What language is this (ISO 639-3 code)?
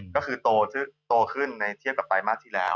tha